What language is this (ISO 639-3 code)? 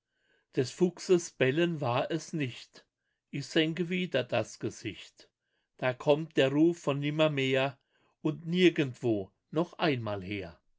deu